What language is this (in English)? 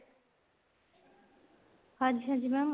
Punjabi